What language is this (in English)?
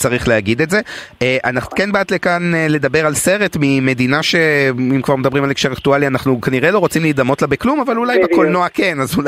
Hebrew